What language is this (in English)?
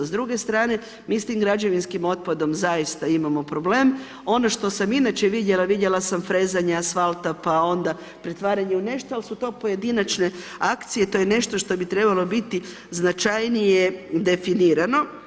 Croatian